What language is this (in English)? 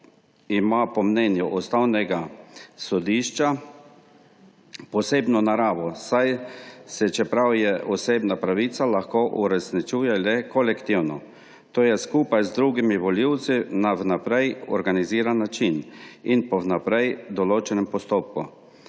Slovenian